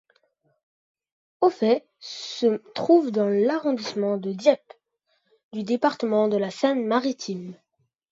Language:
French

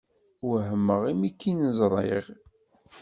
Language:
Kabyle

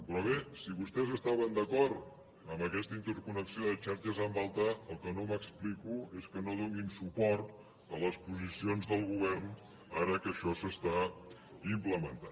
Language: Catalan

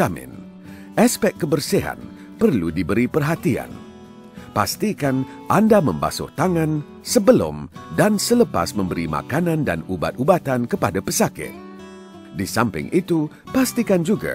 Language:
Malay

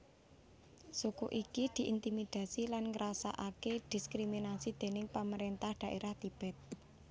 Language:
Javanese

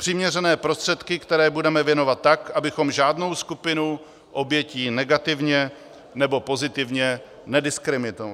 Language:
Czech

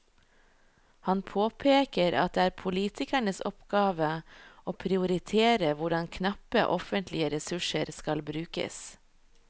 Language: Norwegian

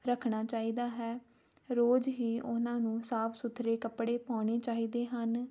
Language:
Punjabi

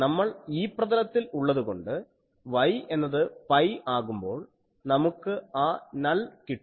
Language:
Malayalam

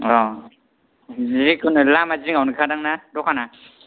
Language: Bodo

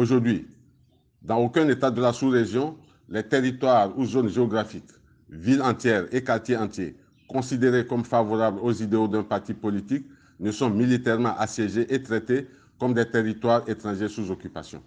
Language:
French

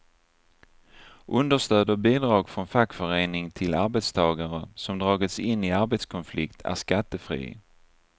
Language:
Swedish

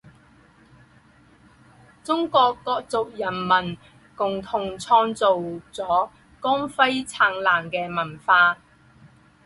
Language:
Chinese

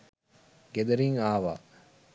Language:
Sinhala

